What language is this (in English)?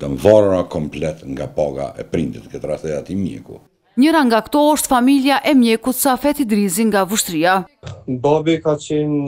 Romanian